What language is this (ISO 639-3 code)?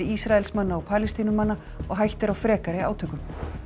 isl